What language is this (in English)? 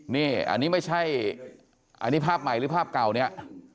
Thai